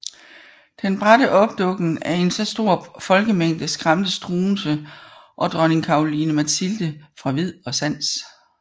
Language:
Danish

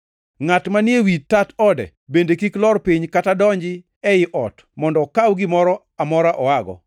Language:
Luo (Kenya and Tanzania)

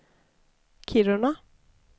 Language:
Swedish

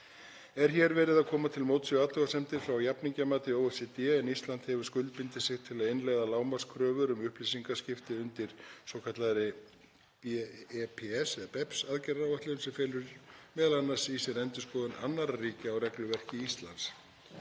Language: Icelandic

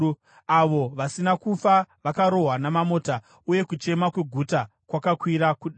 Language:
Shona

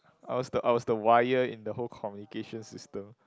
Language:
English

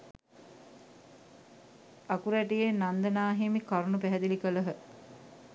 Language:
Sinhala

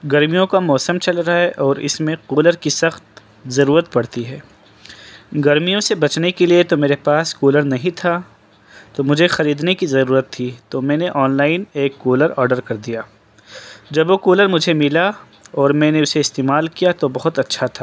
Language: Urdu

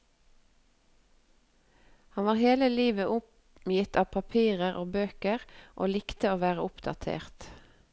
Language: Norwegian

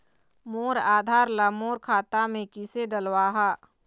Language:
Chhattisgarhi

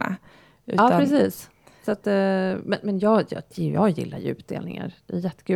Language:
Swedish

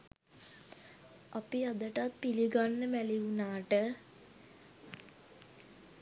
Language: Sinhala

